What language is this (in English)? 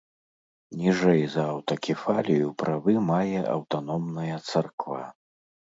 Belarusian